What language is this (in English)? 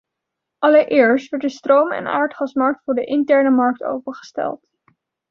Dutch